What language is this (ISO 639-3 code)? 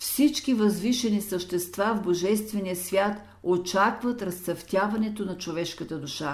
bul